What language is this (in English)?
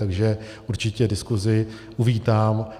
Czech